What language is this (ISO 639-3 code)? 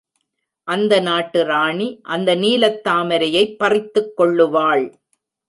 tam